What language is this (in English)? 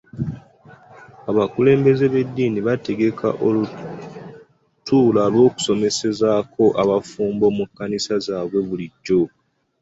Ganda